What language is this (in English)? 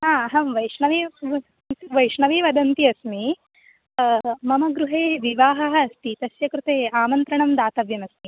Sanskrit